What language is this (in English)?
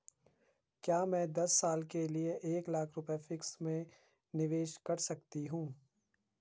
Hindi